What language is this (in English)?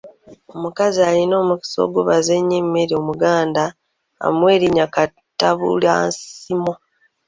Ganda